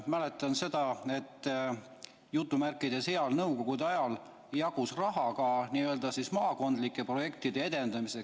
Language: Estonian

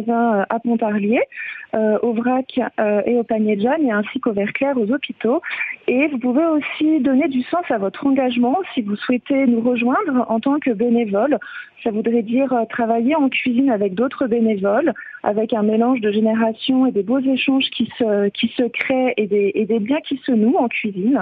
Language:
French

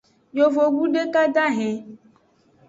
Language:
Aja (Benin)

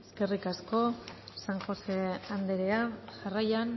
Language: Basque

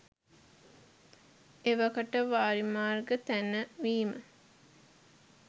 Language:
Sinhala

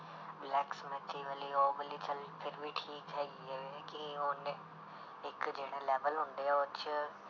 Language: Punjabi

